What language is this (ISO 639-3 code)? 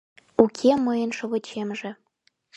chm